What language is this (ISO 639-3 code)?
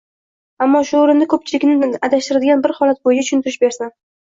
uzb